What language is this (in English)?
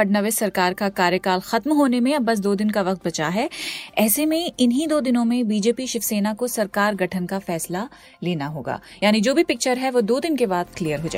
Hindi